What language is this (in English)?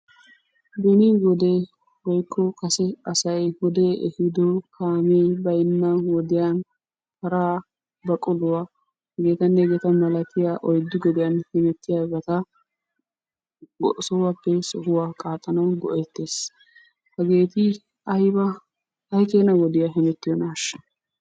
Wolaytta